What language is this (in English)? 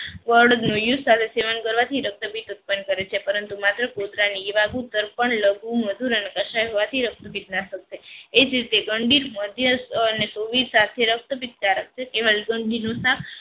Gujarati